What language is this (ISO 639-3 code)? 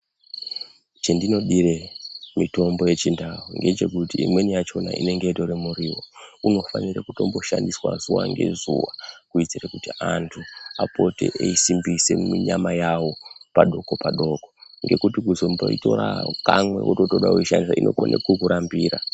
ndc